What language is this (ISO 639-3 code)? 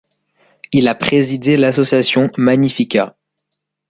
fra